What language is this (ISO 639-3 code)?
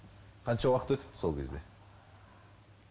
kaz